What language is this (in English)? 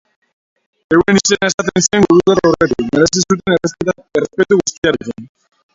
Basque